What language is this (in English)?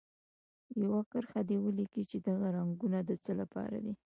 Pashto